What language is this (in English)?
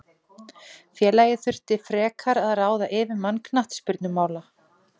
Icelandic